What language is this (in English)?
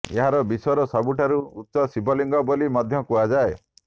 Odia